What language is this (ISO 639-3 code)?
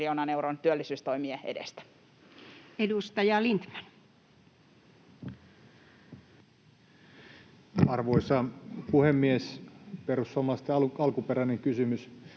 fin